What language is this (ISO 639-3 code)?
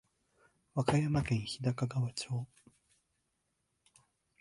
jpn